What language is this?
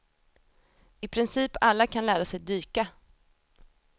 Swedish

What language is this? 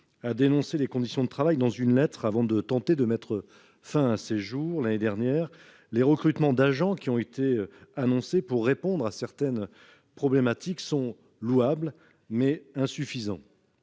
French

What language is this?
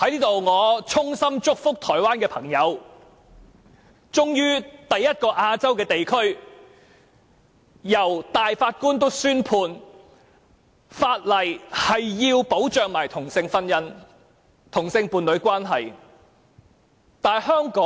Cantonese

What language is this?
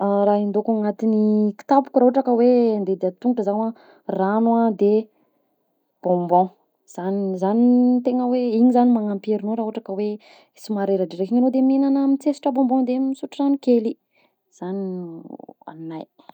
Southern Betsimisaraka Malagasy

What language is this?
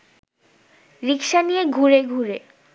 Bangla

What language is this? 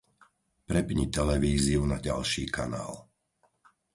Slovak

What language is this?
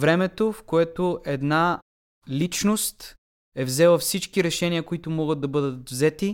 Bulgarian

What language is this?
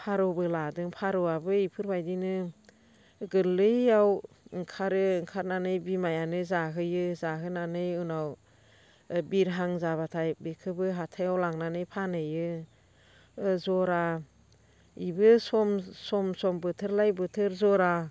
Bodo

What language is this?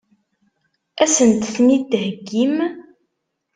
Kabyle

